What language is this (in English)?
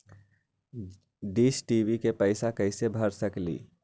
Magahi